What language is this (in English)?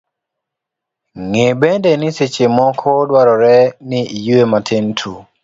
Luo (Kenya and Tanzania)